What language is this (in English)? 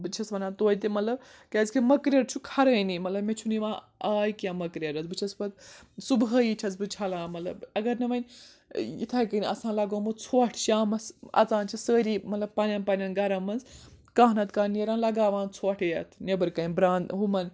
Kashmiri